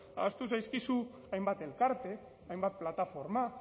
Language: Basque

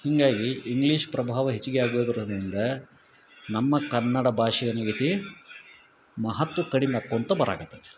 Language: Kannada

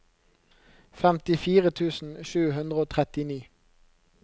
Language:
Norwegian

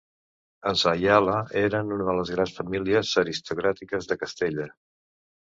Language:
Catalan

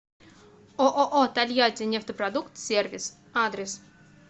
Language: Russian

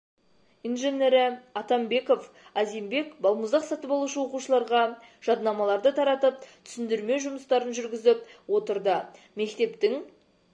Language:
Kazakh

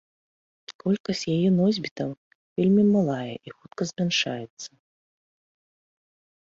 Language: Belarusian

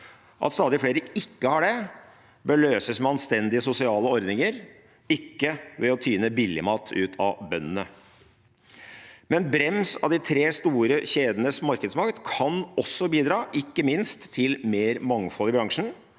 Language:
Norwegian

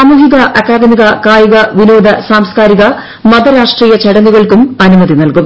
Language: Malayalam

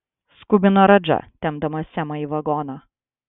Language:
Lithuanian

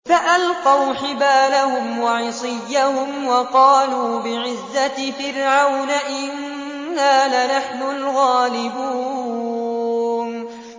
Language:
Arabic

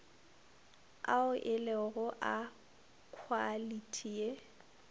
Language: Northern Sotho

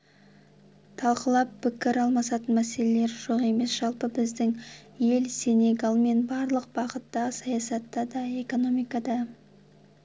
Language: Kazakh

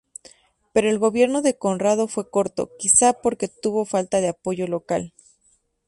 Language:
Spanish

